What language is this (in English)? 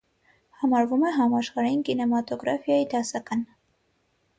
Armenian